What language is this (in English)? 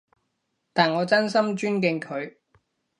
Cantonese